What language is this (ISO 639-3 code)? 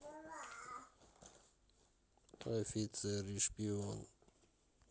rus